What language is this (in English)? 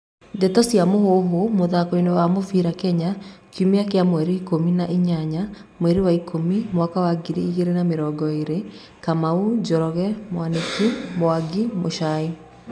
Kikuyu